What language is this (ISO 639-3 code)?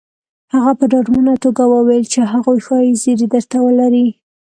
pus